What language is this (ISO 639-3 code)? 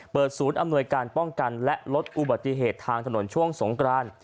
tha